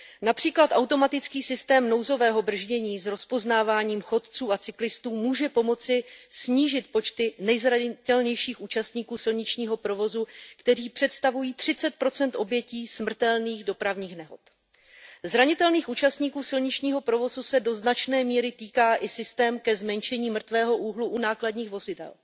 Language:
Czech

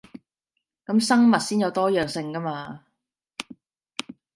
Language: Cantonese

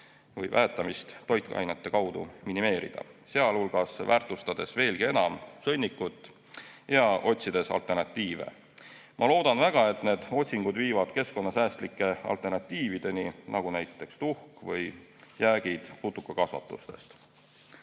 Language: Estonian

